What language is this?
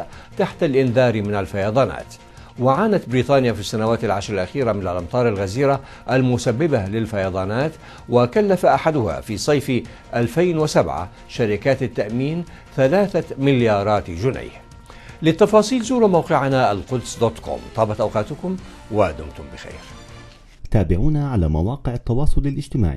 Arabic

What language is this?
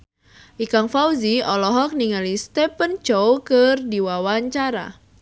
Sundanese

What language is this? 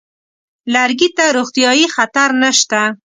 Pashto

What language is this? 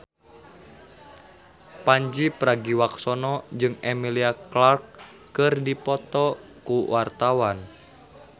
Sundanese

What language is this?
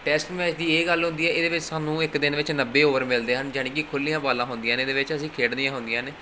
Punjabi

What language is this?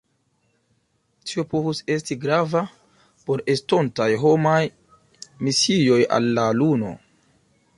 Esperanto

